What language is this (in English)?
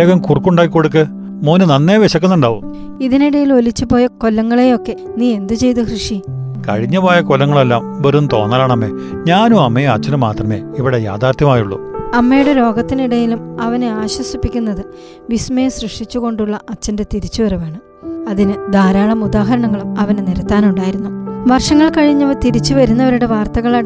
Malayalam